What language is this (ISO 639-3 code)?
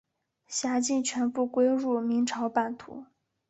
zho